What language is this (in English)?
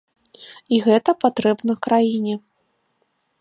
Belarusian